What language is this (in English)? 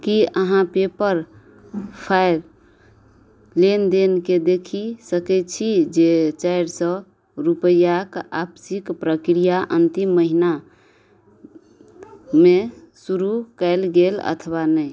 Maithili